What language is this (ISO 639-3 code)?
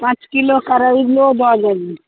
mai